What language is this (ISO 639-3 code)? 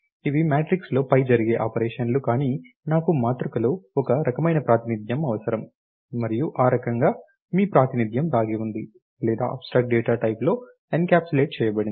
tel